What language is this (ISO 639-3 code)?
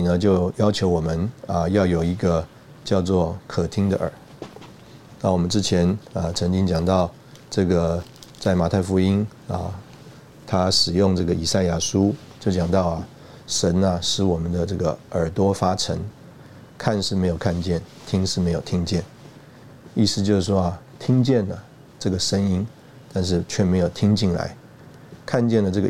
zho